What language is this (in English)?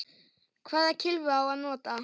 Icelandic